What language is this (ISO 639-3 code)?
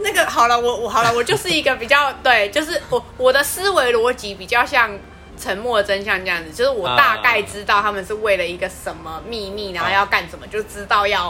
zho